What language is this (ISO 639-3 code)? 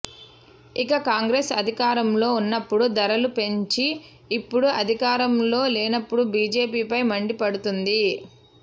tel